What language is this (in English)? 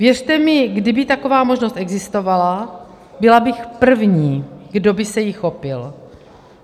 Czech